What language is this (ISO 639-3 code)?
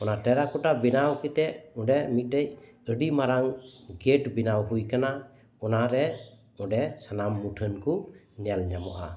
sat